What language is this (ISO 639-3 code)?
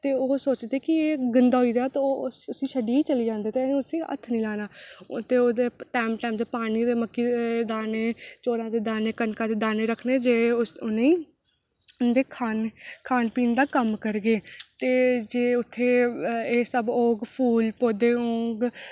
doi